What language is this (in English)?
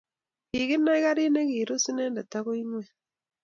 Kalenjin